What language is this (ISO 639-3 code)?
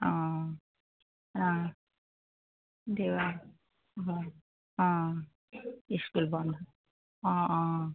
asm